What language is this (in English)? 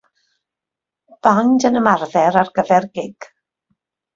Welsh